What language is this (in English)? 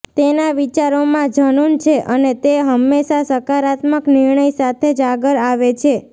Gujarati